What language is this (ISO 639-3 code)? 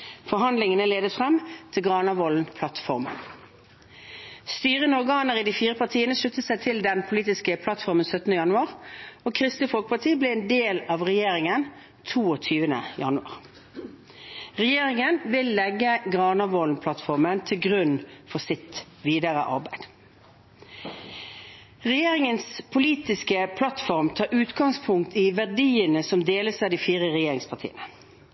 nob